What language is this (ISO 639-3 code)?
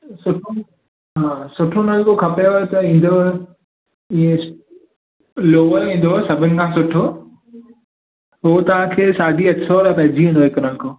snd